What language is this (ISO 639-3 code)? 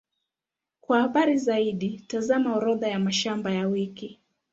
swa